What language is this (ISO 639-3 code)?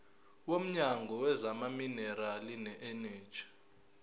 zul